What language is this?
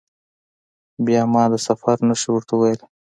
Pashto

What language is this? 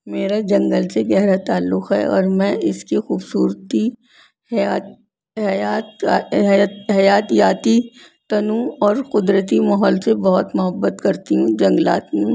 Urdu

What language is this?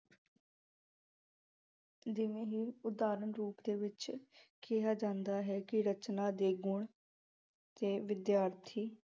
Punjabi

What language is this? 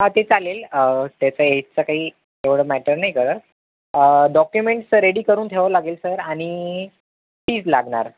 Marathi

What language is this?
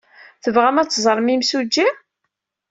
Kabyle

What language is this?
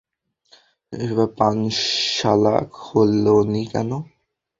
Bangla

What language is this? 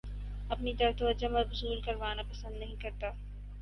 Urdu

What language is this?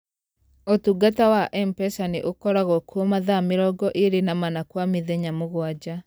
Kikuyu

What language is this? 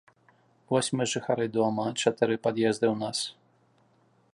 Belarusian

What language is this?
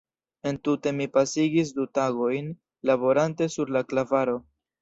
Esperanto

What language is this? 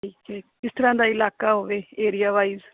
Punjabi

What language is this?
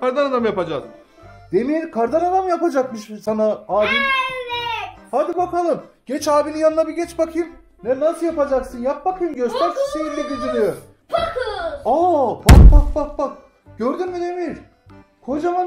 Turkish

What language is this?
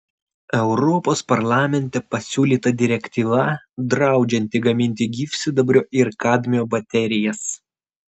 Lithuanian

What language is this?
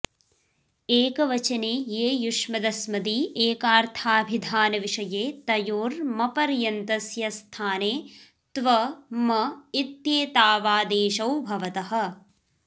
Sanskrit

